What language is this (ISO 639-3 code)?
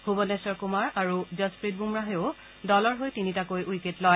asm